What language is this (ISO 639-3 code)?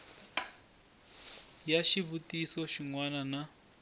tso